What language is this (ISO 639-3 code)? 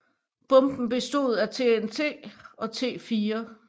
dan